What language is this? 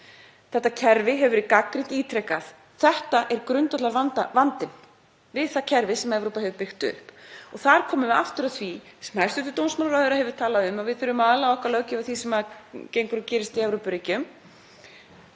Icelandic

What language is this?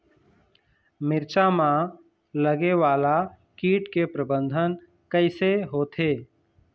Chhattisgarhi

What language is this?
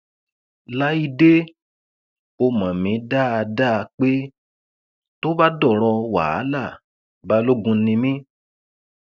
Yoruba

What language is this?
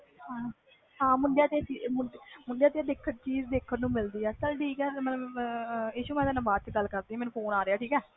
Punjabi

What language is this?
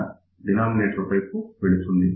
Telugu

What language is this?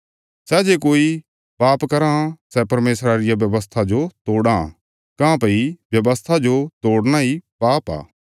Bilaspuri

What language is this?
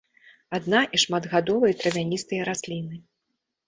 Belarusian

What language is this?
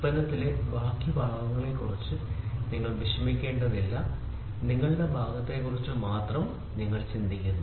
Malayalam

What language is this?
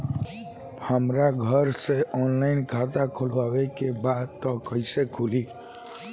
Bhojpuri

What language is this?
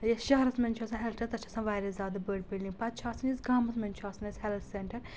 Kashmiri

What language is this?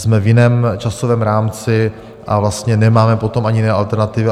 Czech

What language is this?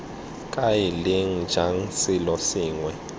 Tswana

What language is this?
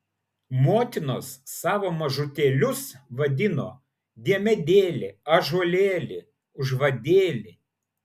Lithuanian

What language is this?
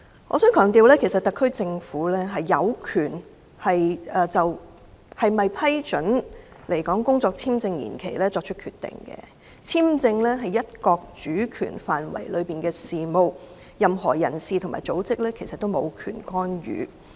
Cantonese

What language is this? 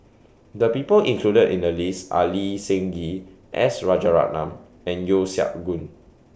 English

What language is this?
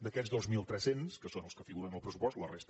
Catalan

